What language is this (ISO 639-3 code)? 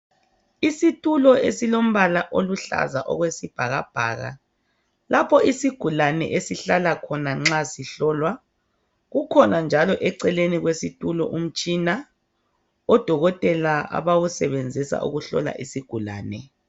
nde